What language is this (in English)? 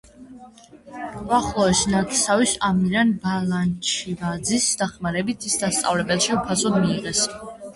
Georgian